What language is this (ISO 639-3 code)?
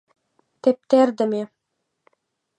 chm